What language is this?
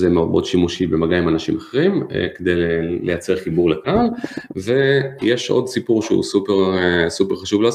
Hebrew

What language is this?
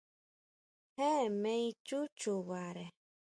Huautla Mazatec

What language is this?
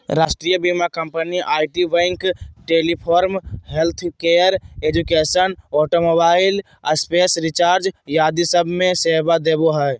Magahi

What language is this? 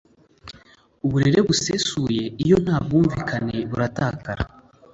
Kinyarwanda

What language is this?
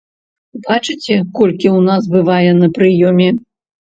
Belarusian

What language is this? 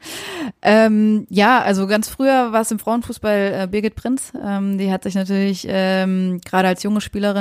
German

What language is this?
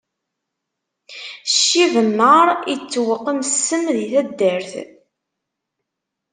Kabyle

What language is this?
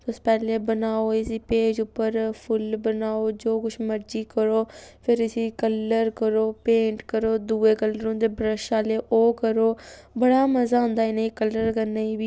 Dogri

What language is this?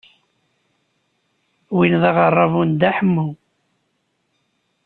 Kabyle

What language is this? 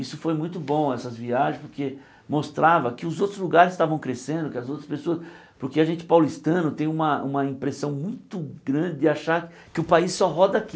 Portuguese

